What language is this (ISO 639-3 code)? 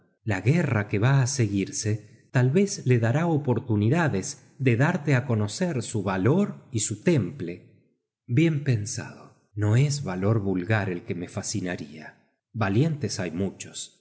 spa